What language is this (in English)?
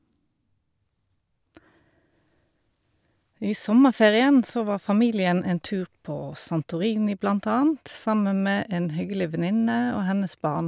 Norwegian